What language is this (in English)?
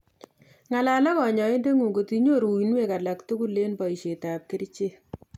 Kalenjin